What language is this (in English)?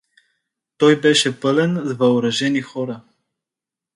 Bulgarian